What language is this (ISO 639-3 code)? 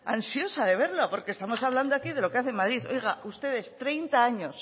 spa